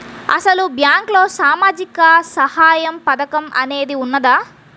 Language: Telugu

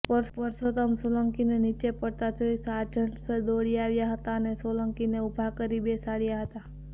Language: Gujarati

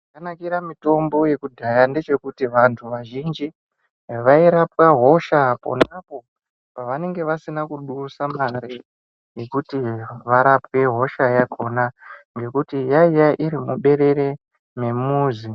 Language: Ndau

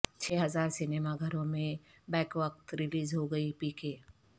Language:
Urdu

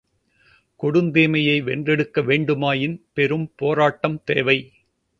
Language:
Tamil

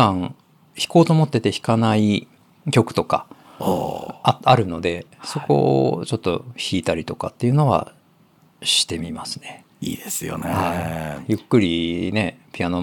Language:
Japanese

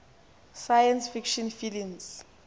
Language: Xhosa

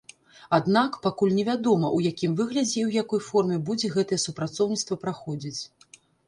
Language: Belarusian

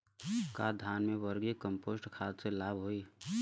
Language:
Bhojpuri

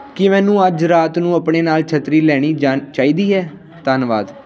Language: Punjabi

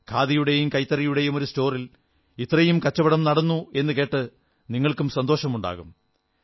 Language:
Malayalam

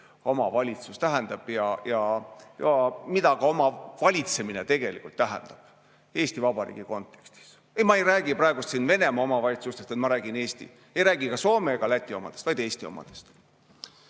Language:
Estonian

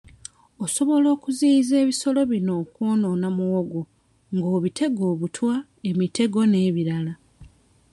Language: Ganda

